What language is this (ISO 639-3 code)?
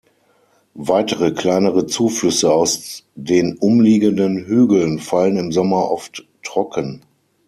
deu